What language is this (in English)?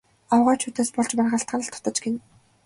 Mongolian